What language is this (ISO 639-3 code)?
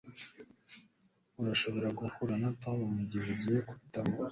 kin